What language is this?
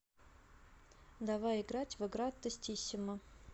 Russian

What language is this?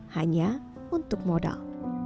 Indonesian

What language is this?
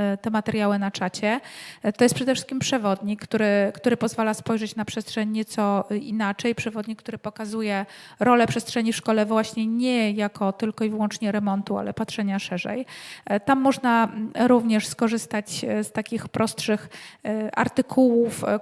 Polish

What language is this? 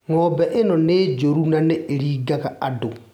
Kikuyu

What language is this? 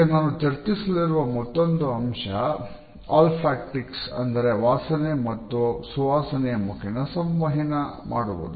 Kannada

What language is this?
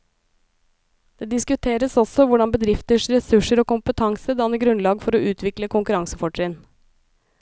Norwegian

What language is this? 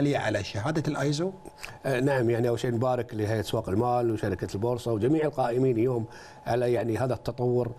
Arabic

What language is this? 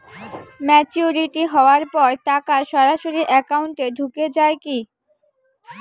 Bangla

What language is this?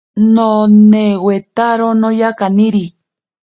Ashéninka Perené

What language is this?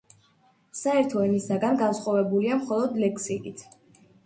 Georgian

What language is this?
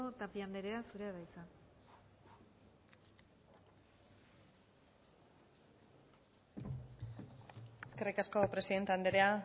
Basque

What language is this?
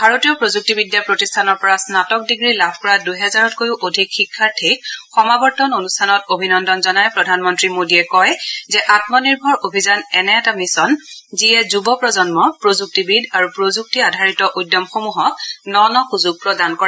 Assamese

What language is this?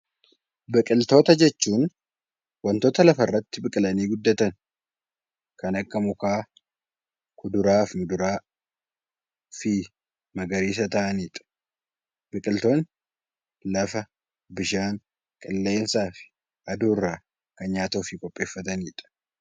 Oromo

